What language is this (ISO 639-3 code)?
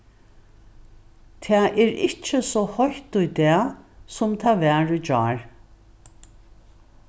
fao